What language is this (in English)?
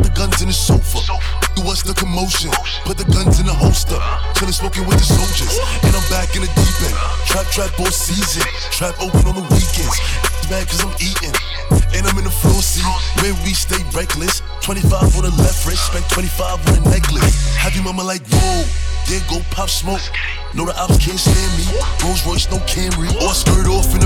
English